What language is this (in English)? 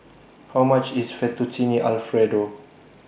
English